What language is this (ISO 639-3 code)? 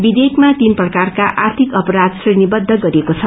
nep